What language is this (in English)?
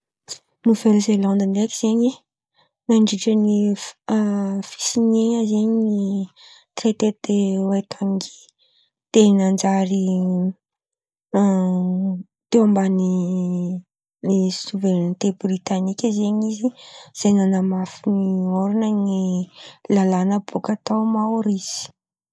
Antankarana Malagasy